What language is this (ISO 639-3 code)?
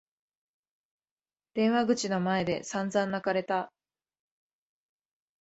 jpn